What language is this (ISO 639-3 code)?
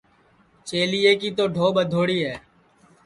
ssi